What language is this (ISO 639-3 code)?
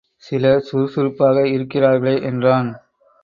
tam